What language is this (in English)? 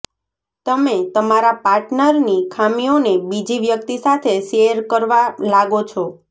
Gujarati